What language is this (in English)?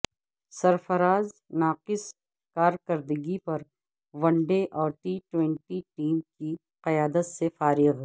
Urdu